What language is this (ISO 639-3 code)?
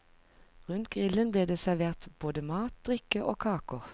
nor